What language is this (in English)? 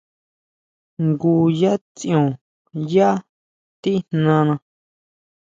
Huautla Mazatec